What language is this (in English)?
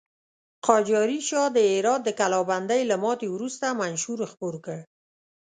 Pashto